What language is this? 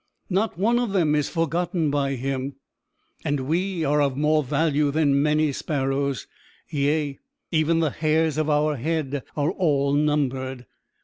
English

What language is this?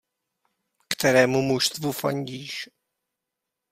Czech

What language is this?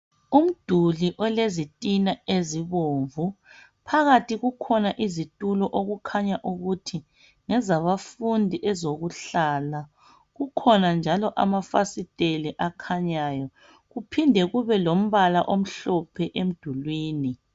North Ndebele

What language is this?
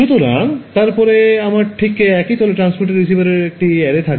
Bangla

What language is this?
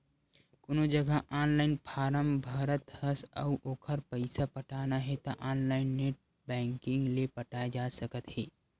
Chhattisgarhi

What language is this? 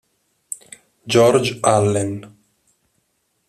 Italian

